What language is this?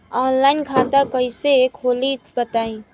Bhojpuri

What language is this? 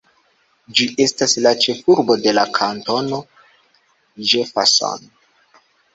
Esperanto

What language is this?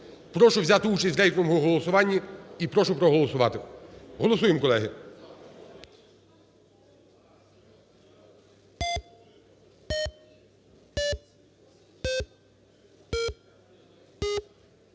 Ukrainian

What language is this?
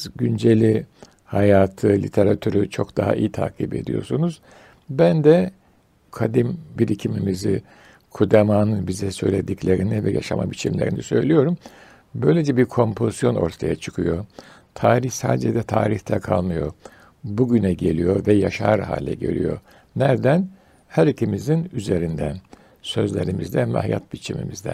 Turkish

